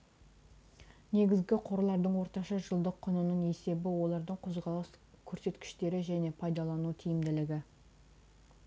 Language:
Kazakh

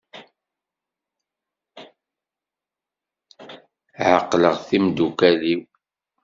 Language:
Kabyle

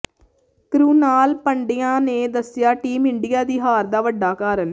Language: Punjabi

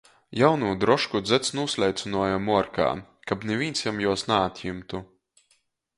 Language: Latgalian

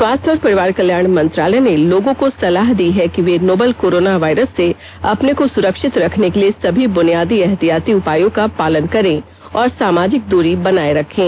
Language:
Hindi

